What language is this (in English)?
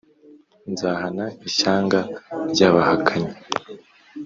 Kinyarwanda